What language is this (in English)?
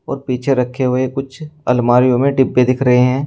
Hindi